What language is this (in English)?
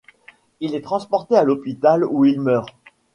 French